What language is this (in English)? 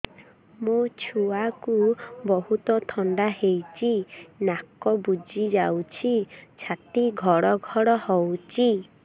Odia